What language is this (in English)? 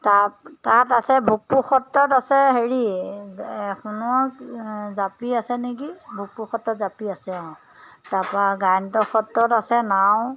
Assamese